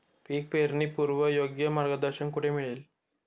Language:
Marathi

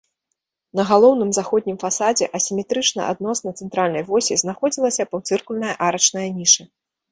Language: Belarusian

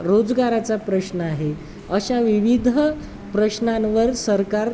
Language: Marathi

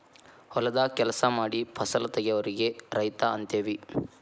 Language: Kannada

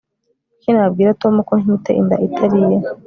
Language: Kinyarwanda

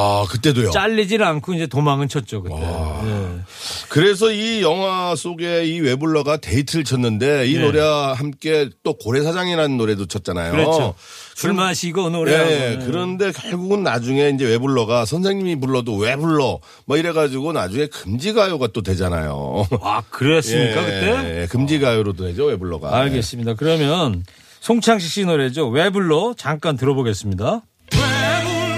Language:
Korean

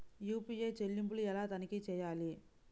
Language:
Telugu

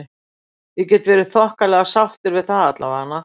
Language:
Icelandic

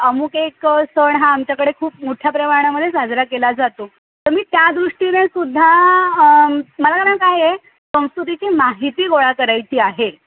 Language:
Marathi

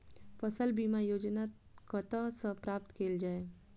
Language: Maithili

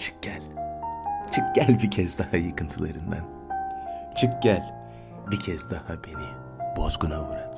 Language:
Turkish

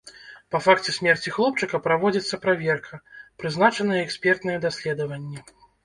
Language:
Belarusian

